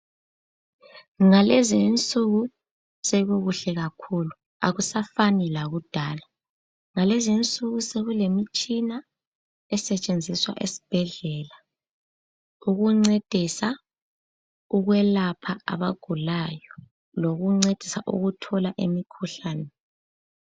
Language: North Ndebele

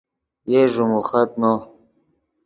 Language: Yidgha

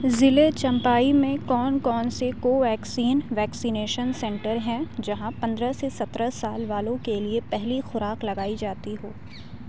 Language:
Urdu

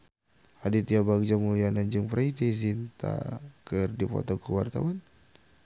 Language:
Sundanese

